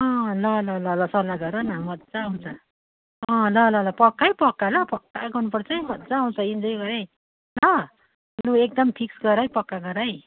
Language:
Nepali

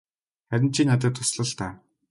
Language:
Mongolian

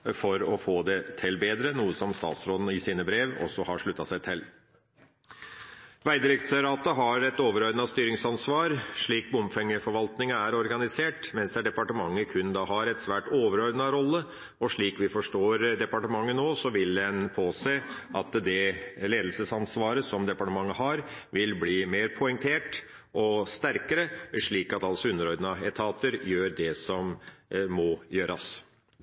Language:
Norwegian Bokmål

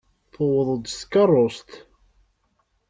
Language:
Kabyle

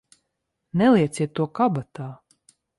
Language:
Latvian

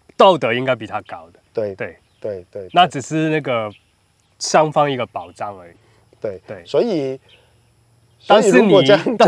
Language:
Chinese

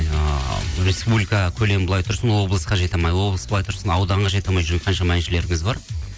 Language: Kazakh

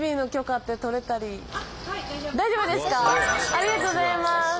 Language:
Japanese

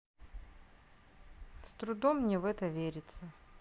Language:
Russian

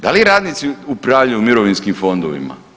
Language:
Croatian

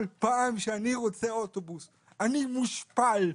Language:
Hebrew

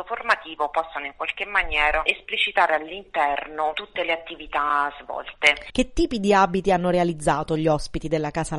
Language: Italian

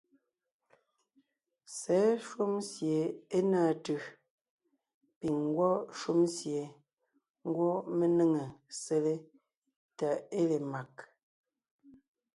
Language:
Ngiemboon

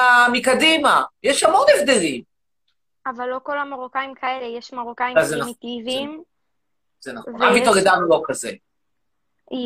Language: Hebrew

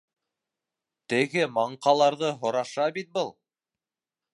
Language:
Bashkir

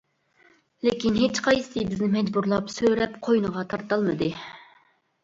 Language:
Uyghur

